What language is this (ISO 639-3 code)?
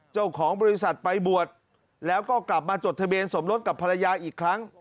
tha